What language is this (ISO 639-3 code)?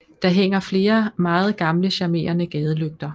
dan